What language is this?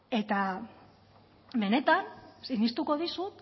Basque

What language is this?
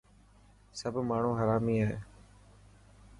Dhatki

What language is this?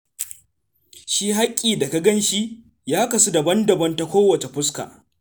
Hausa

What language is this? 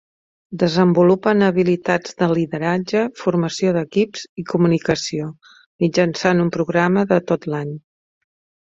Catalan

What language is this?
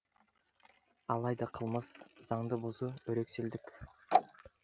Kazakh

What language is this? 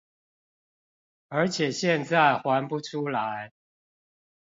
Chinese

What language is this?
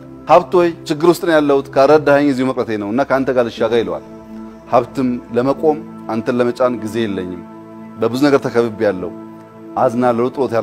Turkish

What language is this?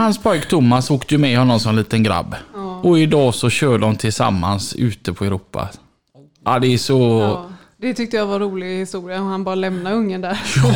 Swedish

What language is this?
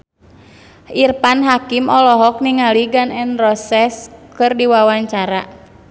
Sundanese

